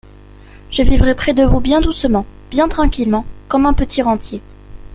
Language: French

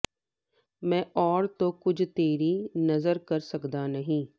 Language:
Punjabi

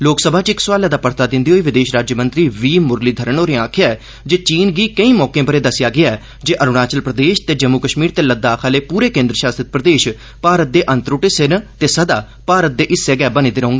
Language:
Dogri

